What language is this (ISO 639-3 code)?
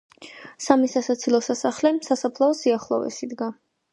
kat